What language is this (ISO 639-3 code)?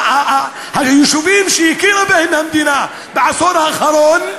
heb